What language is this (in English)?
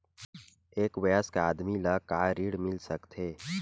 Chhattisgarhi